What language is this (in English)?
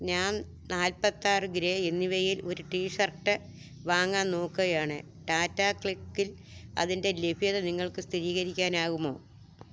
Malayalam